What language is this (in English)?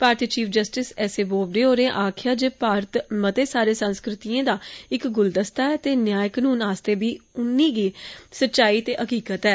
Dogri